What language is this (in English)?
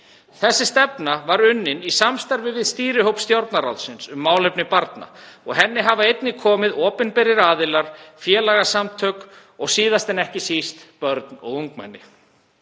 Icelandic